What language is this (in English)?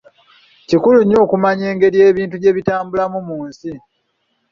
Ganda